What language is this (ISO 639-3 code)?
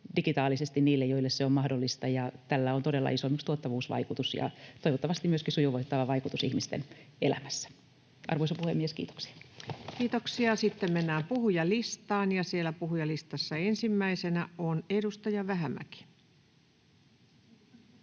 fin